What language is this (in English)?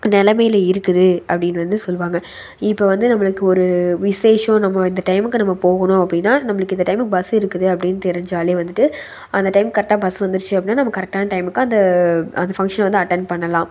Tamil